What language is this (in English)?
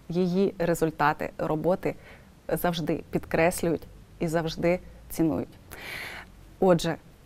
Ukrainian